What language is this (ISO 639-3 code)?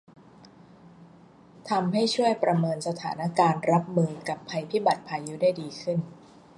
tha